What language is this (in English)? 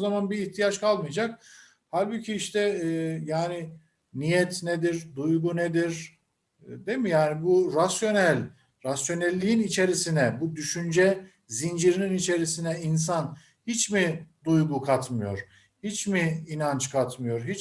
Turkish